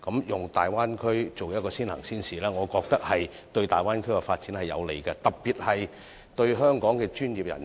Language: Cantonese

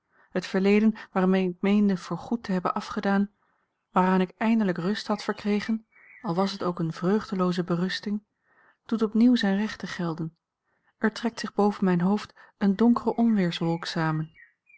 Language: Dutch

